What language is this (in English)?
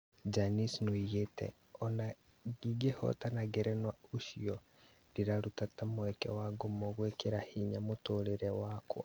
Kikuyu